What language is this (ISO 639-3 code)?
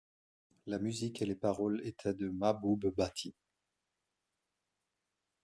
fra